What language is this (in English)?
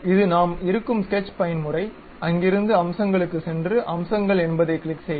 Tamil